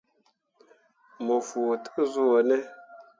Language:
Mundang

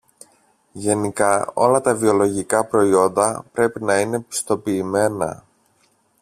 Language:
Greek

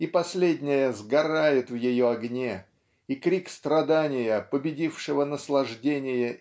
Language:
Russian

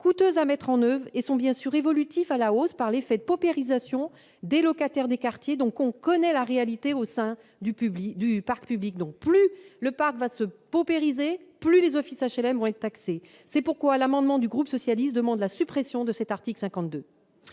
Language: French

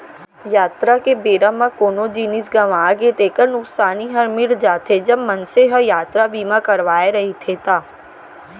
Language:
Chhattisgarhi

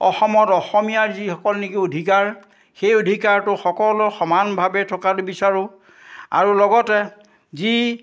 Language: Assamese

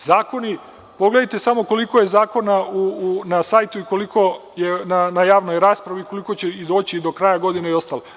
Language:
Serbian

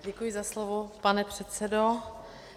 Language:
Czech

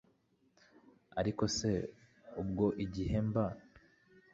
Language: Kinyarwanda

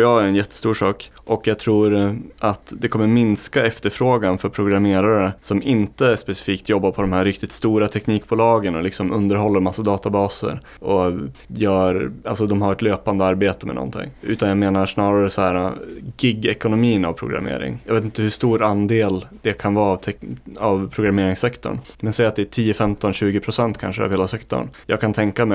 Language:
Swedish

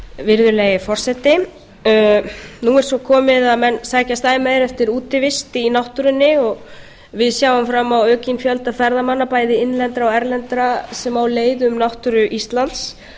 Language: Icelandic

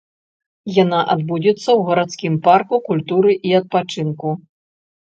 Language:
Belarusian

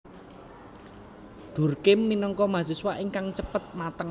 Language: Javanese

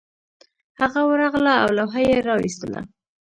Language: Pashto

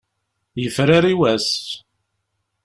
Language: Kabyle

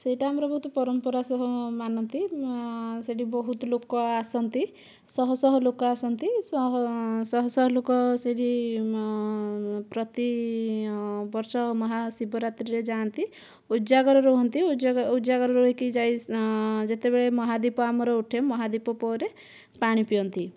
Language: Odia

